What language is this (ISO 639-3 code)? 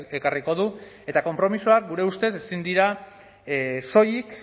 eus